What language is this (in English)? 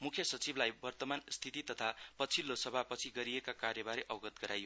Nepali